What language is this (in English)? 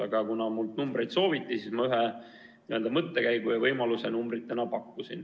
Estonian